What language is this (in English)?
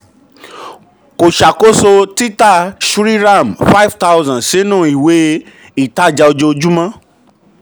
Yoruba